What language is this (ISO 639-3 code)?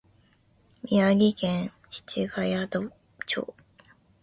jpn